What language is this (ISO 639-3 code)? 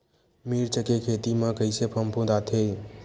hne